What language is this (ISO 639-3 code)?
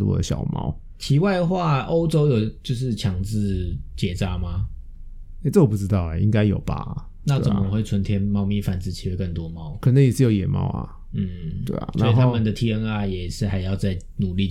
zho